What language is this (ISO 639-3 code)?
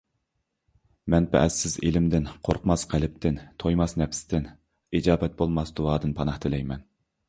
uig